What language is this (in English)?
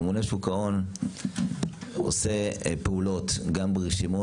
Hebrew